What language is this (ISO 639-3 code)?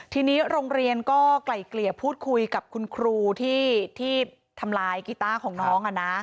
tha